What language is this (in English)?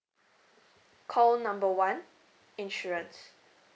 English